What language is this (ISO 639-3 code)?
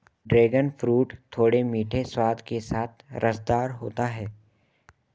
hin